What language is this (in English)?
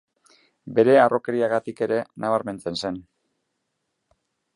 Basque